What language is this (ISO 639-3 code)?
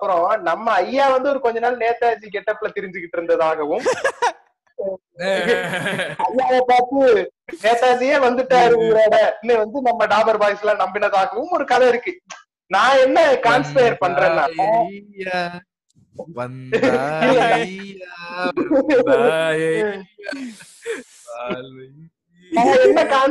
tam